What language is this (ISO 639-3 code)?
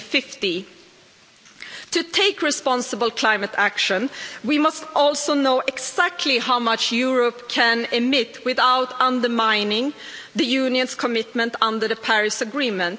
eng